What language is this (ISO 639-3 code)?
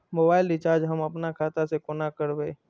mai